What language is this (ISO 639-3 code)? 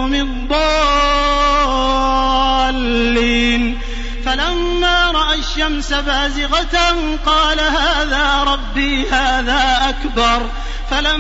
ara